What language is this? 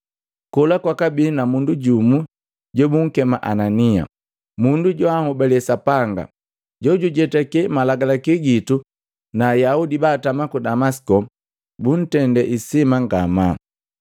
Matengo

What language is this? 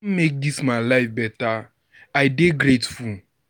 Nigerian Pidgin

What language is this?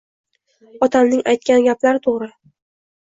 Uzbek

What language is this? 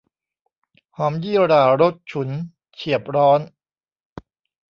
Thai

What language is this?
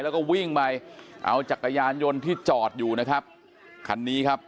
Thai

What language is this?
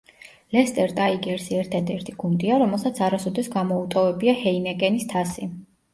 Georgian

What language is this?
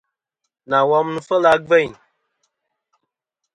Kom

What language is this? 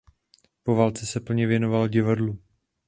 Czech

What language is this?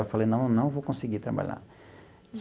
Portuguese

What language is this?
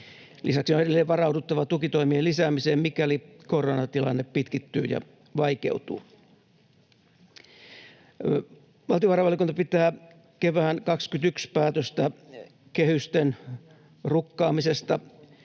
Finnish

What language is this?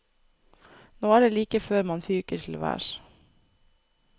Norwegian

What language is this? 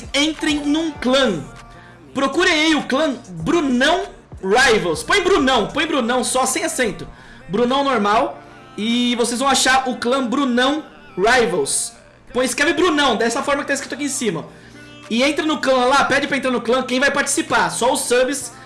Portuguese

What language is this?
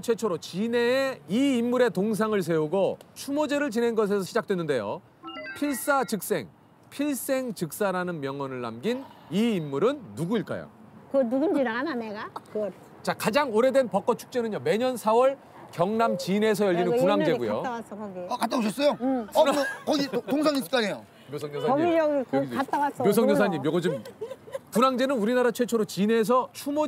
Korean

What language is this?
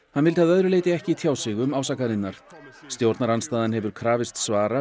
Icelandic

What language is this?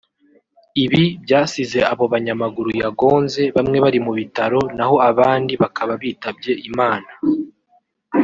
Kinyarwanda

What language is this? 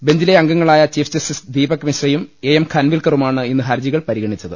Malayalam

